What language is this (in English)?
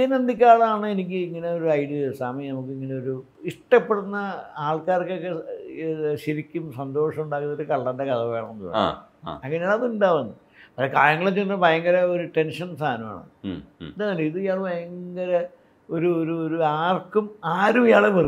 Malayalam